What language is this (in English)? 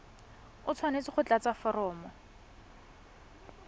Tswana